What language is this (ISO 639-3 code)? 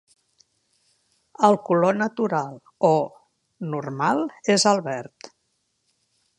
cat